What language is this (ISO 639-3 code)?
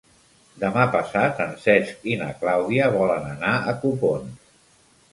cat